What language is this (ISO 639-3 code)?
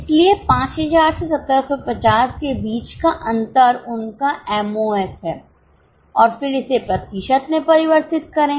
hin